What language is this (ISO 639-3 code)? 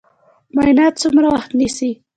pus